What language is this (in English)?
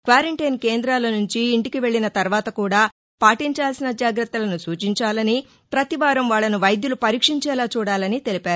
Telugu